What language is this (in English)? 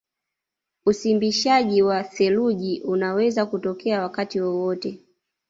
Swahili